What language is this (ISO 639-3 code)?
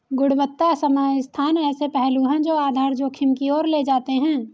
hin